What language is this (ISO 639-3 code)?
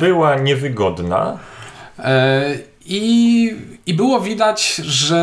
pol